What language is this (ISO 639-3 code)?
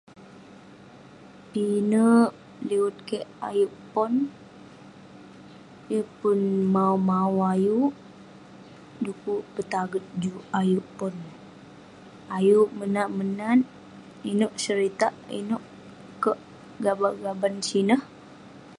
pne